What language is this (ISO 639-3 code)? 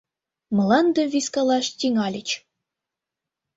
chm